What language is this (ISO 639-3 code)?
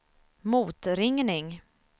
swe